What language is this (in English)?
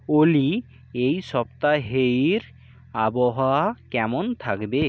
Bangla